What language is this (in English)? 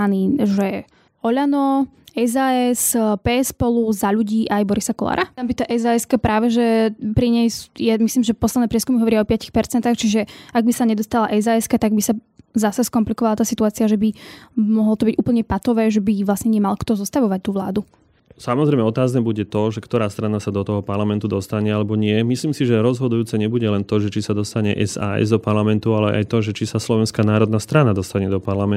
Slovak